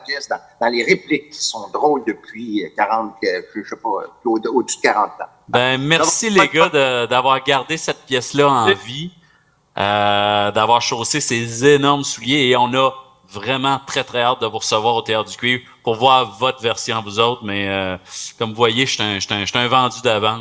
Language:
French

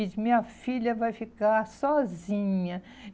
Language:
Portuguese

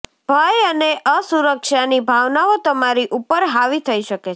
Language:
Gujarati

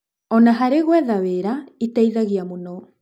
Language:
Kikuyu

